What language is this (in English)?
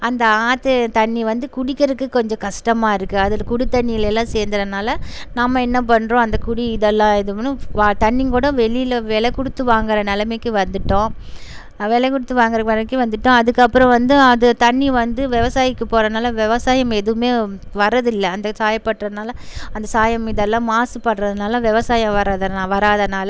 Tamil